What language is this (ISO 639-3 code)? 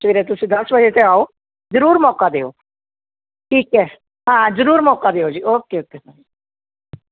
pan